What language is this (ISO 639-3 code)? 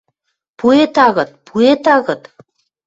mrj